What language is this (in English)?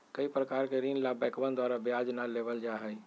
Magahi